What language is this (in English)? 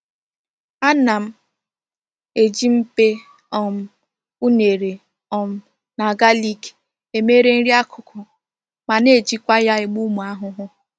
Igbo